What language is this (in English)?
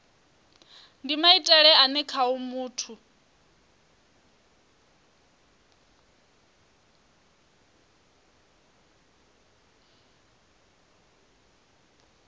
Venda